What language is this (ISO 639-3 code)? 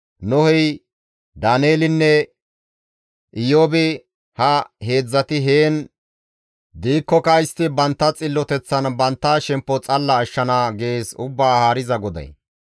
gmv